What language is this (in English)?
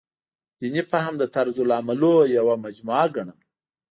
Pashto